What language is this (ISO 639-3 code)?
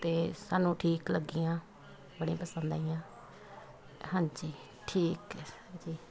pan